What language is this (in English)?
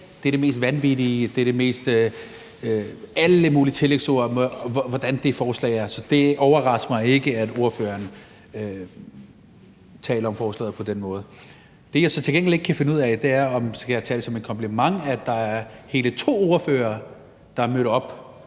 Danish